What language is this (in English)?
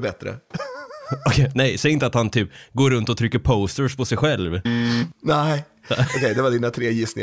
Swedish